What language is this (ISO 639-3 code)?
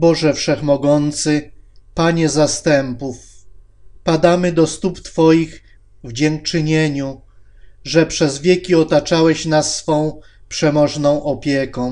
pol